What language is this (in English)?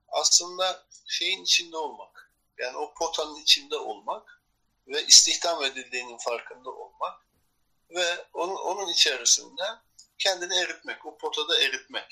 Turkish